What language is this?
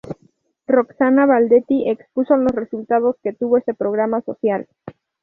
Spanish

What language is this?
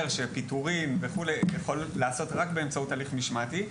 Hebrew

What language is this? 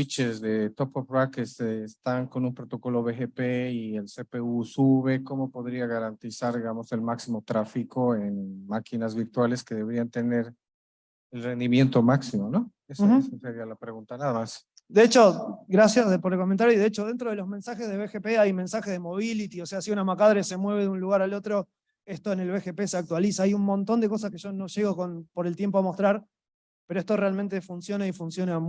Spanish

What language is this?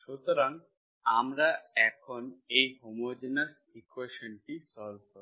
Bangla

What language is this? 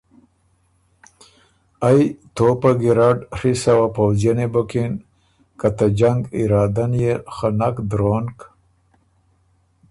Ormuri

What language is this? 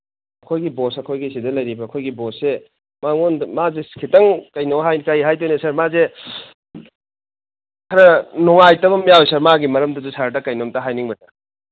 Manipuri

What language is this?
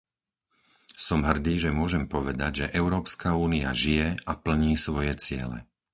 Slovak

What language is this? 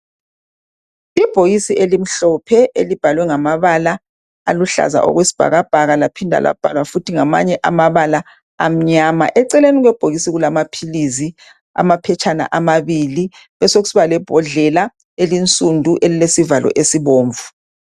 North Ndebele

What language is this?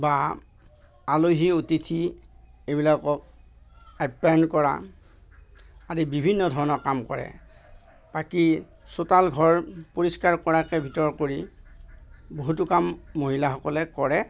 Assamese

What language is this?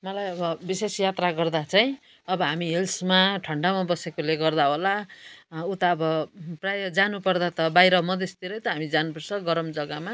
Nepali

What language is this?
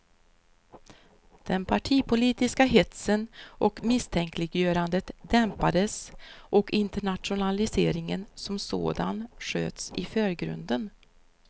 Swedish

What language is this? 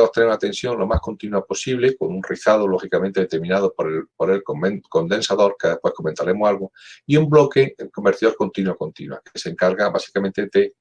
Spanish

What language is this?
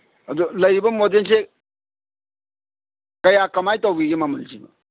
Manipuri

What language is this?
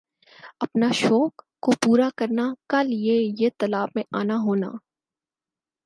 Urdu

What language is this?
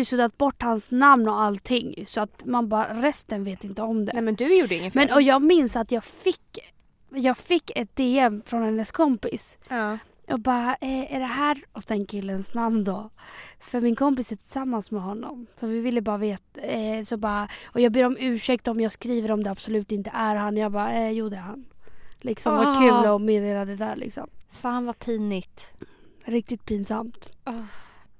Swedish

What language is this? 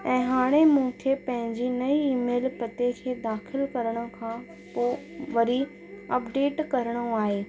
Sindhi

